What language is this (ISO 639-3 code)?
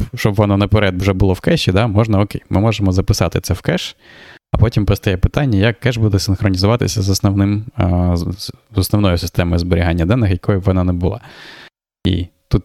ukr